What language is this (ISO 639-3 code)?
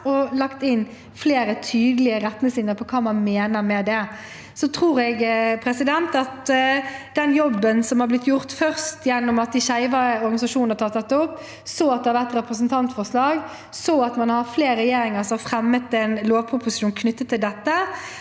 nor